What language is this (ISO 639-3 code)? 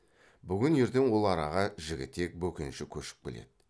kaz